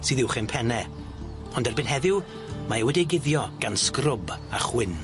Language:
Welsh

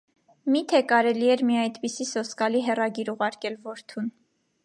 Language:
Armenian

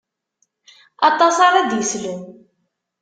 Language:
Kabyle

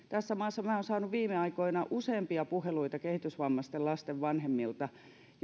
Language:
Finnish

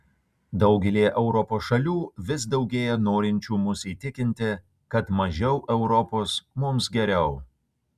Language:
Lithuanian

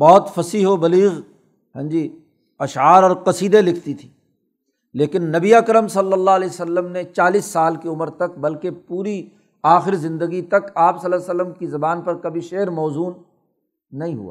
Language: Urdu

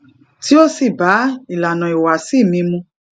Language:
Yoruba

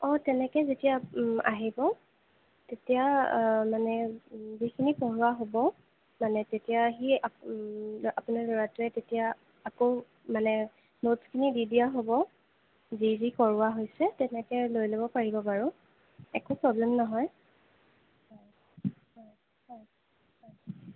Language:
Assamese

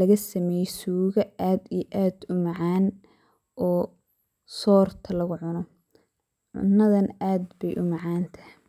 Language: Somali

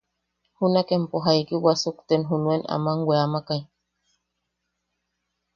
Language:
Yaqui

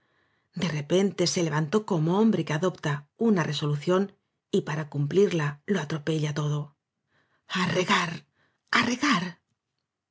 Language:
Spanish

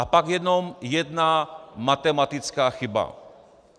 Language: Czech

